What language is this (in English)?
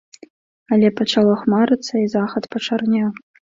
Belarusian